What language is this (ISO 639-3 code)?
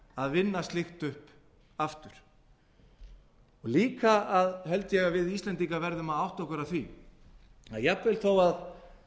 isl